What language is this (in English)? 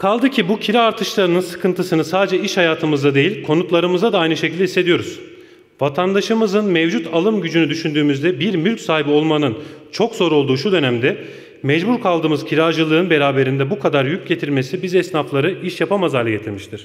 Turkish